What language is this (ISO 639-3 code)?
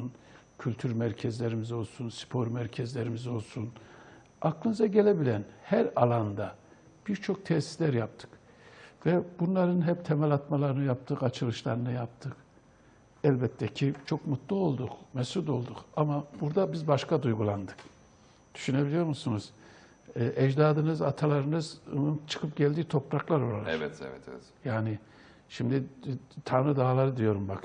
tur